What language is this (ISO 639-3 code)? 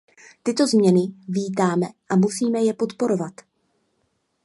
ces